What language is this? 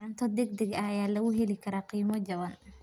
Somali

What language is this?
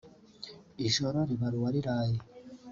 Kinyarwanda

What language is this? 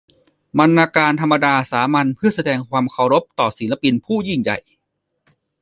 Thai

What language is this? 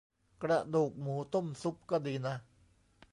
Thai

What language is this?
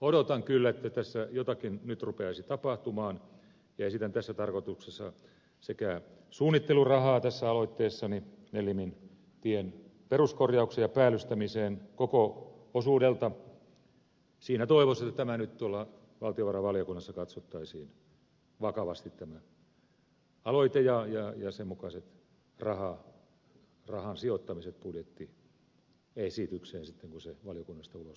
Finnish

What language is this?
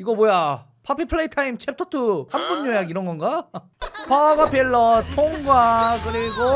Korean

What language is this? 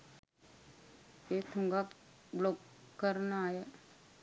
Sinhala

